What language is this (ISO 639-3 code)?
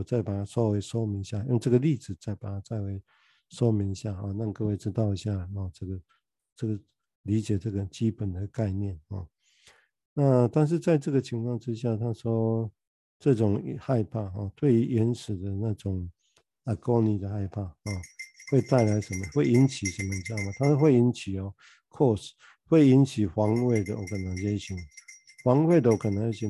zho